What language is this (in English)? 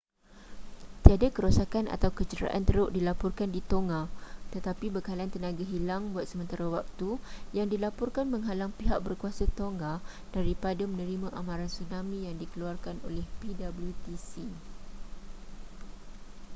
Malay